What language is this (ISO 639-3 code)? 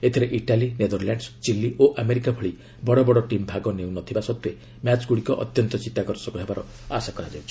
ori